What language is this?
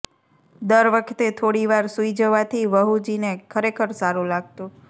Gujarati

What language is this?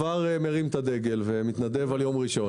Hebrew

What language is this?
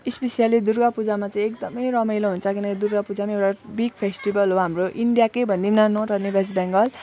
Nepali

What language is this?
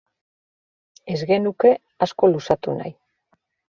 Basque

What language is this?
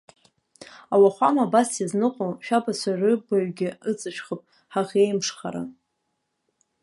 Abkhazian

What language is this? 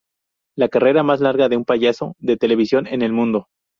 Spanish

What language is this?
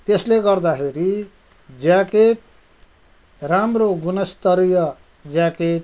Nepali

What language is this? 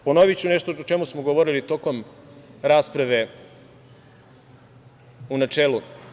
Serbian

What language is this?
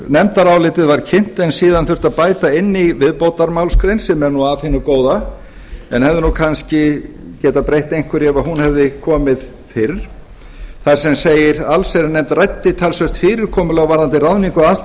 Icelandic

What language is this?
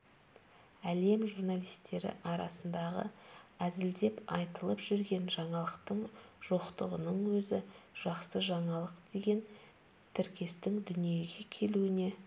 Kazakh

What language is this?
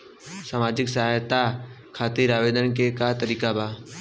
Bhojpuri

